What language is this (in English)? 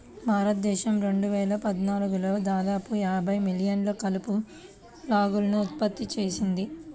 Telugu